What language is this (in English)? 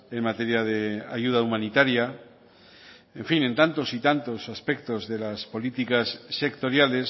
Spanish